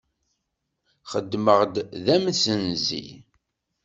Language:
Kabyle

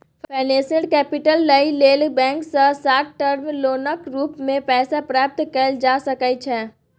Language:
Maithili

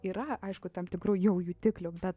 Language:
Lithuanian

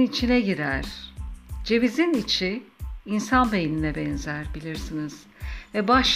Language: Turkish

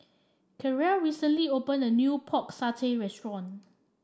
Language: English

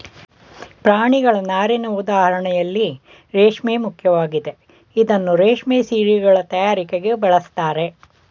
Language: Kannada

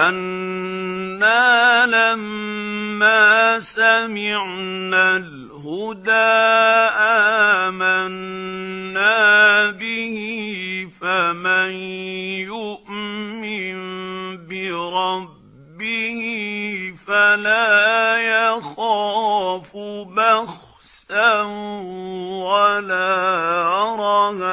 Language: Arabic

